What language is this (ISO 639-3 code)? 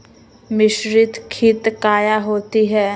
mag